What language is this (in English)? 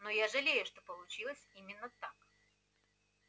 Russian